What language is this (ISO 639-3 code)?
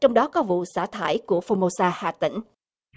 vie